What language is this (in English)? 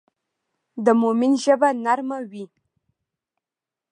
Pashto